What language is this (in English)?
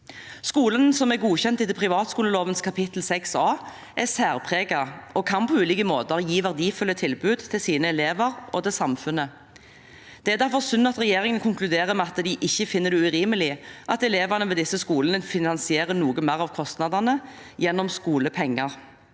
Norwegian